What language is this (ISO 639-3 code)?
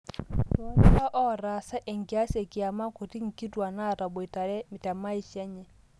mas